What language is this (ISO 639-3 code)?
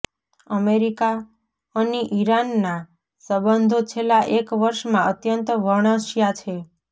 guj